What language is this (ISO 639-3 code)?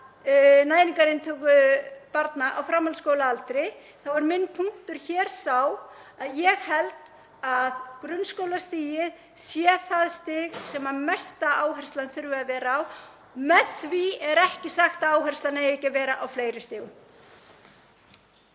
isl